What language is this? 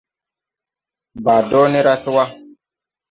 Tupuri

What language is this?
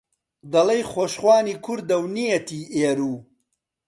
Central Kurdish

